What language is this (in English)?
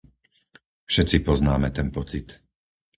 Slovak